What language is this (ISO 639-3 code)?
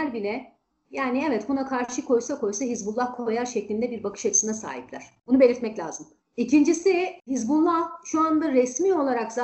tur